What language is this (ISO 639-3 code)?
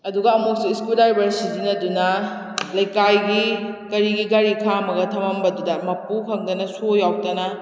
mni